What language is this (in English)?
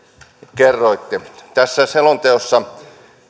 Finnish